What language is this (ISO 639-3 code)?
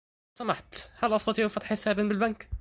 ara